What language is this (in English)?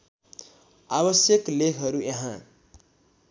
Nepali